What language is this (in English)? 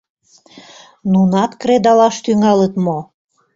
Mari